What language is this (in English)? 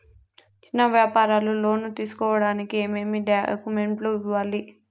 Telugu